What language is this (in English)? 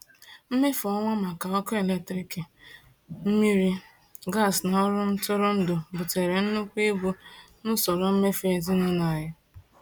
Igbo